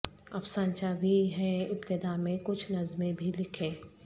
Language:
Urdu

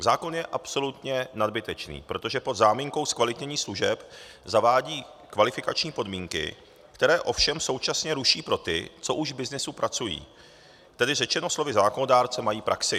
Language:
Czech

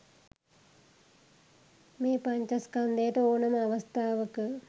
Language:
Sinhala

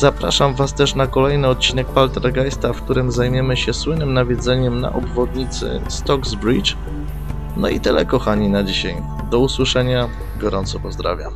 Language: Polish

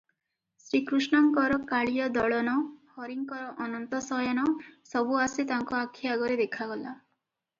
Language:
Odia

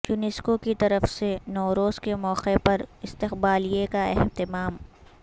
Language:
Urdu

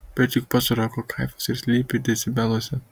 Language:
Lithuanian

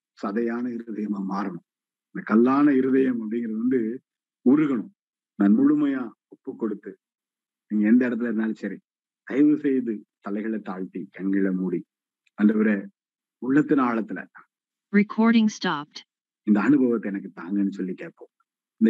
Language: Tamil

